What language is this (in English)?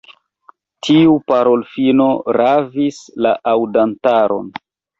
Esperanto